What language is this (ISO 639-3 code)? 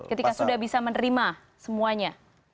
ind